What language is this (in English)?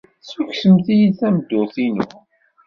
Kabyle